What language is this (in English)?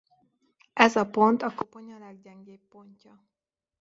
Hungarian